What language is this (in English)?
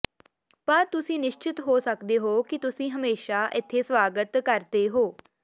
Punjabi